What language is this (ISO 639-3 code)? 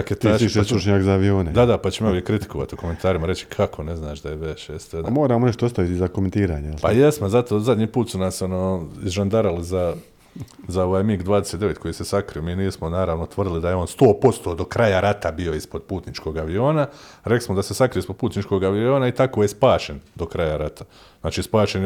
hrv